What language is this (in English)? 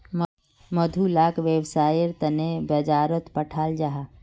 Magahi